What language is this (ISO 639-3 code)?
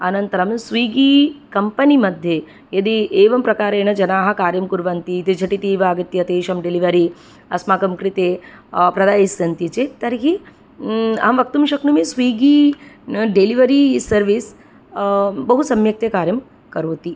san